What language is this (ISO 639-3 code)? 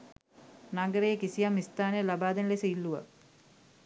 sin